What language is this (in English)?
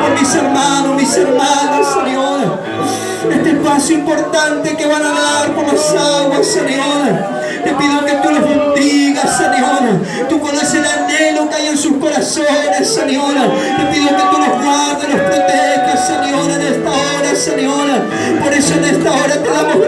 Spanish